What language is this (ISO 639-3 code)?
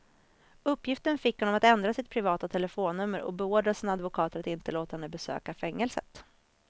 swe